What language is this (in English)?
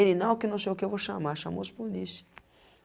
Portuguese